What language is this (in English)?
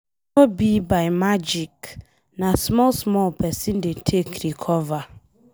Nigerian Pidgin